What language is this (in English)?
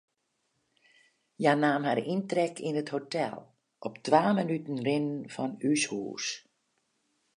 Western Frisian